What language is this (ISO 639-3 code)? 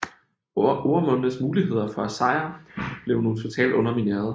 dan